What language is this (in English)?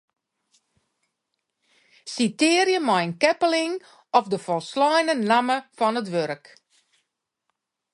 Western Frisian